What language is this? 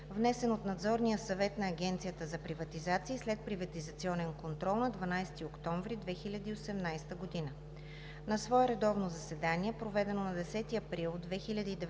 Bulgarian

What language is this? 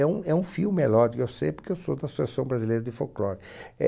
Portuguese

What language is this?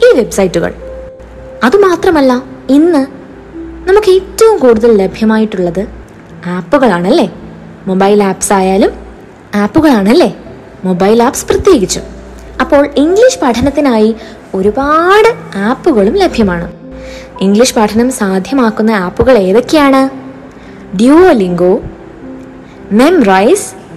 Malayalam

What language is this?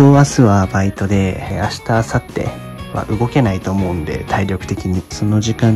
Japanese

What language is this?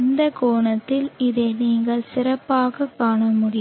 Tamil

